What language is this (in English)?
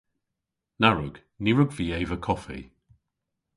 Cornish